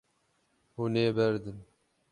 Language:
Kurdish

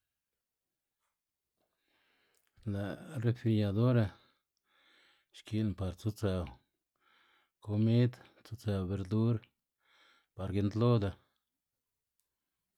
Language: Xanaguía Zapotec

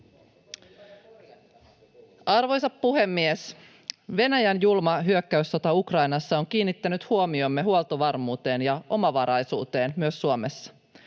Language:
Finnish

